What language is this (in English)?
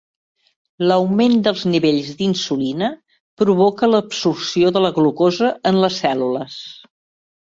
Catalan